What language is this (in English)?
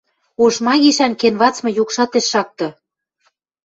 Western Mari